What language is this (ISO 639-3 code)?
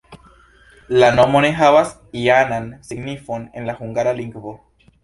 epo